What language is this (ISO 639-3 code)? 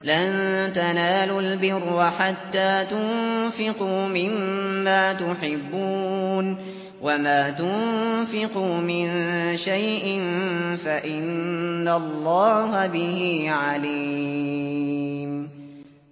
ara